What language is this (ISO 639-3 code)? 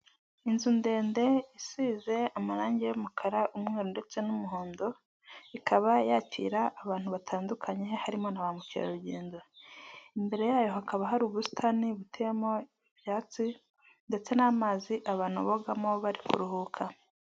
kin